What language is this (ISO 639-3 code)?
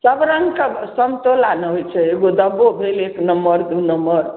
mai